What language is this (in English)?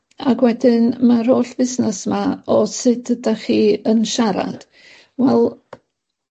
Welsh